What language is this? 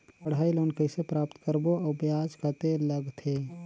Chhattisgarhi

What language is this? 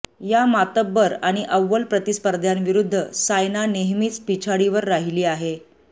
Marathi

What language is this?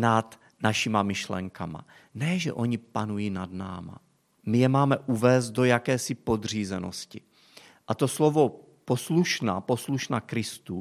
Czech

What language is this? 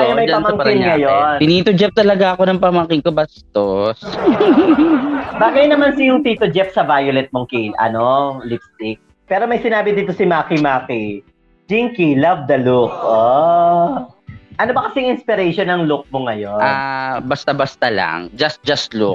Filipino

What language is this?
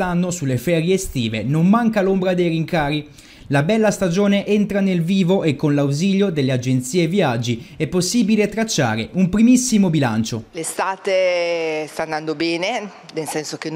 Italian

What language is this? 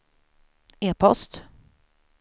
Swedish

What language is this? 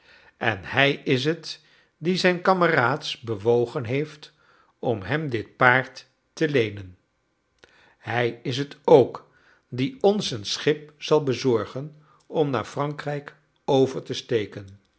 Dutch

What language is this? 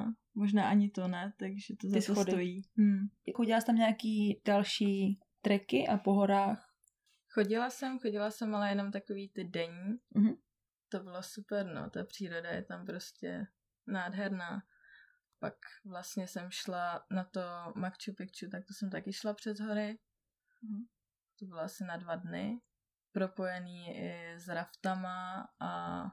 Czech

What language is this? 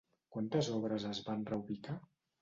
Catalan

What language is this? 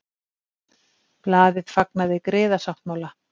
Icelandic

